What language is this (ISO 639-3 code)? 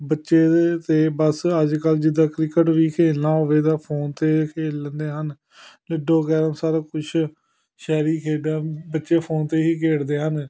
pan